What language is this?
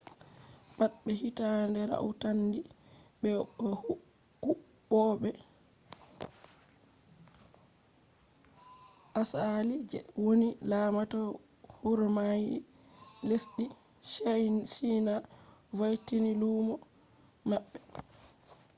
Fula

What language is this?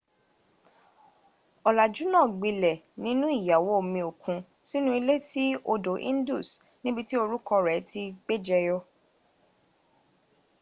Yoruba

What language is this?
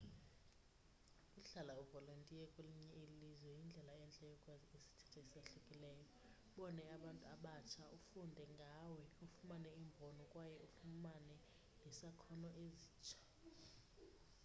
Xhosa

